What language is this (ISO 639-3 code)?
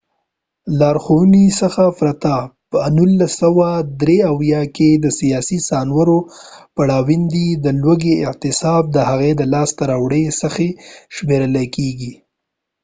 pus